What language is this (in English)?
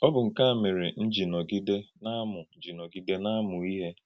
Igbo